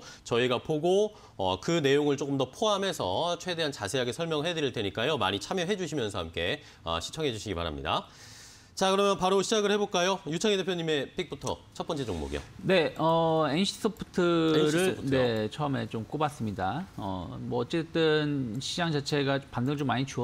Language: Korean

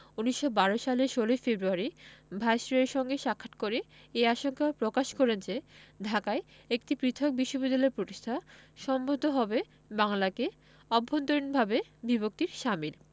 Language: Bangla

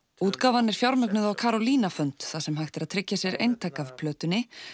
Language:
Icelandic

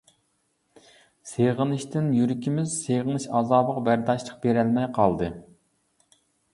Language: Uyghur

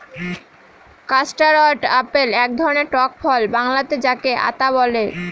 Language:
Bangla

